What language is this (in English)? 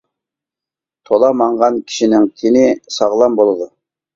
Uyghur